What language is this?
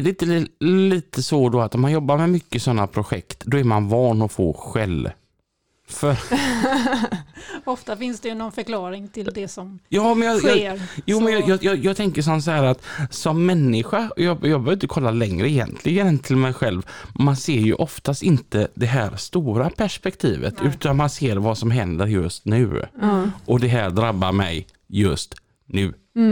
Swedish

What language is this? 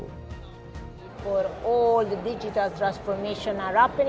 Indonesian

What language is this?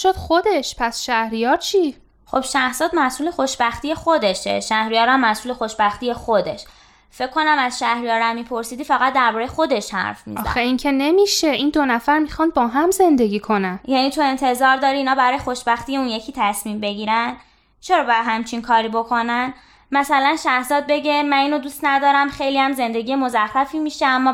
Persian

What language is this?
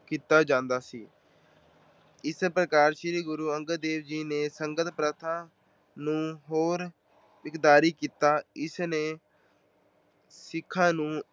Punjabi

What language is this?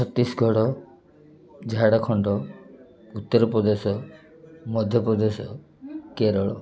Odia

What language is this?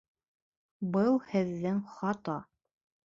Bashkir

